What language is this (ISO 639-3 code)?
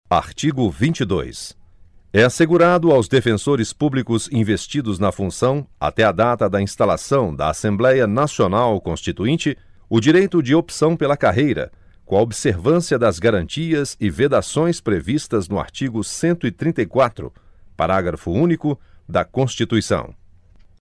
por